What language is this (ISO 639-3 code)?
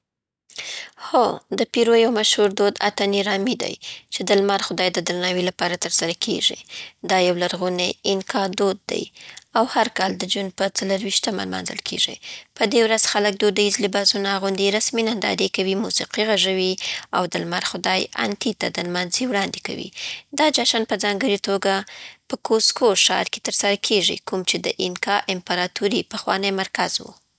pbt